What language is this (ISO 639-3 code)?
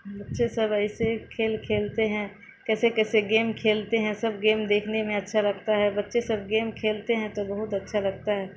urd